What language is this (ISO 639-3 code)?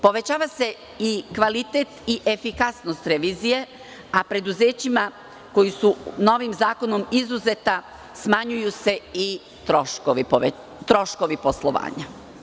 srp